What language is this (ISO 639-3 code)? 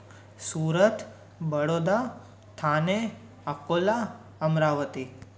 snd